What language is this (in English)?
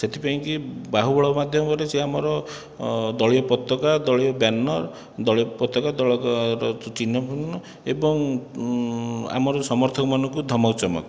Odia